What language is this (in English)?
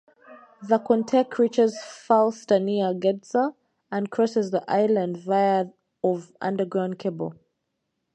English